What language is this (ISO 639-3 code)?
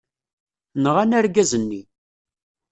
kab